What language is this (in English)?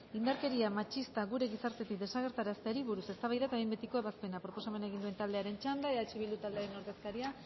Basque